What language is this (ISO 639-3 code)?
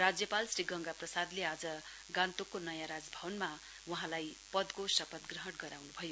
nep